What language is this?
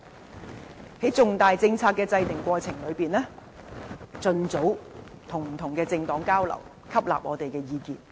Cantonese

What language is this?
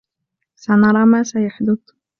Arabic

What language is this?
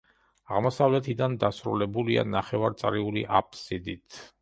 Georgian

